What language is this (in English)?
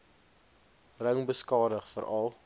Afrikaans